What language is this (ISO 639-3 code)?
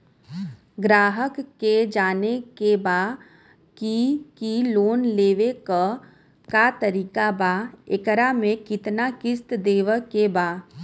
bho